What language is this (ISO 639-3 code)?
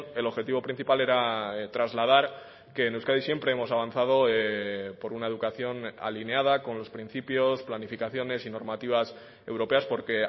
spa